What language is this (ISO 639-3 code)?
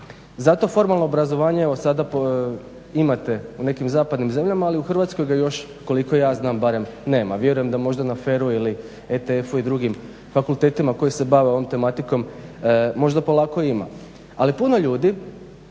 hrv